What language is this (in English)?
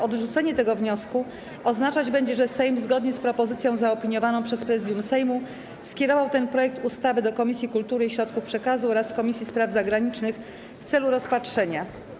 Polish